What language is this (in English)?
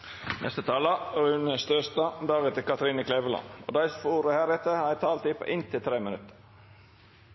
Norwegian Nynorsk